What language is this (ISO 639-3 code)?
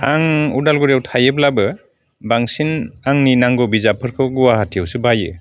brx